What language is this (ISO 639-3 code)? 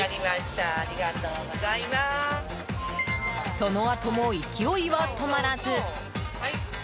jpn